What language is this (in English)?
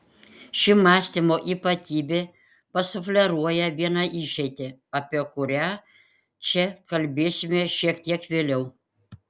Lithuanian